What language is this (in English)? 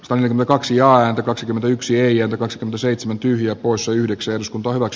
Finnish